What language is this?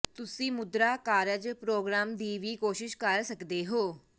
Punjabi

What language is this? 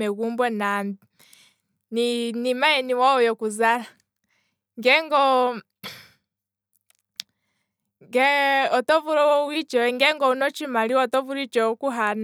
Kwambi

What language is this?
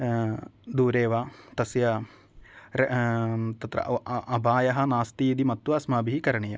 Sanskrit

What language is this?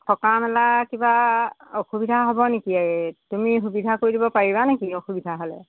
Assamese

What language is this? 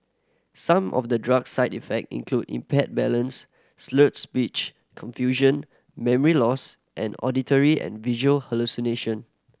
English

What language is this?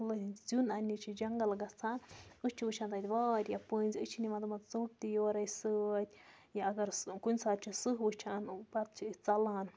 Kashmiri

